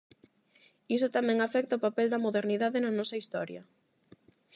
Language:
Galician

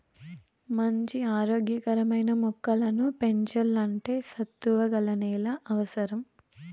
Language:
Telugu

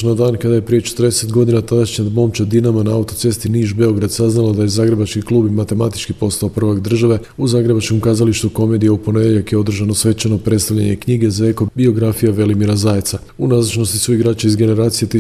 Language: Croatian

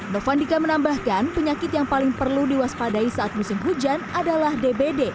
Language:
Indonesian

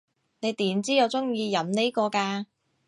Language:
Cantonese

